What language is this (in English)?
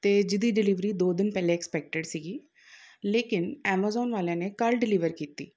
Punjabi